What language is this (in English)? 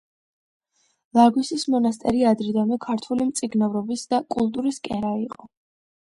Georgian